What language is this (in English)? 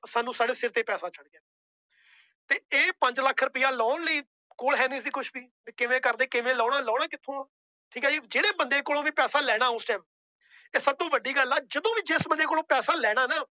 Punjabi